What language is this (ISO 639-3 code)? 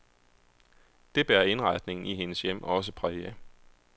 dan